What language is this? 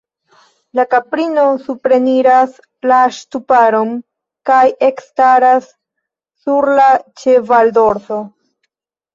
Esperanto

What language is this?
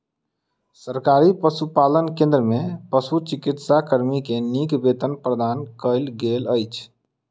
Maithili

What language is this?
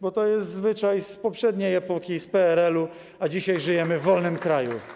Polish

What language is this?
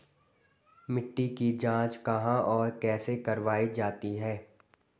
Hindi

